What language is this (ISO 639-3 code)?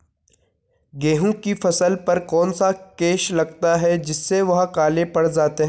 hin